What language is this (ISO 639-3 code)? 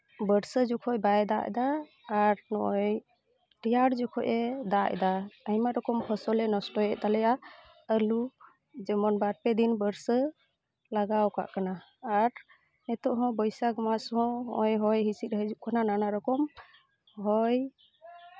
sat